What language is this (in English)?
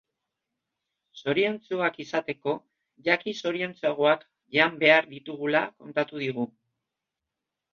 Basque